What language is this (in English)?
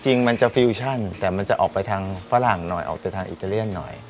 Thai